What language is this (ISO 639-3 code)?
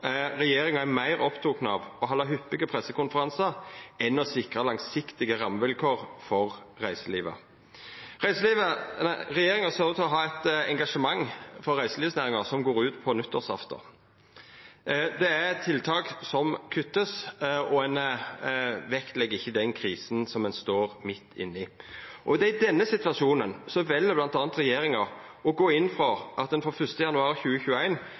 nno